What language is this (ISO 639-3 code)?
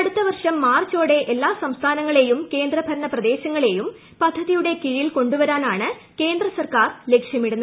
mal